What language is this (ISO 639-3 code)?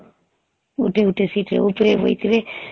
ori